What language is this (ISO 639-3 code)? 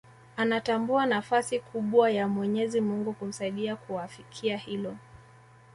swa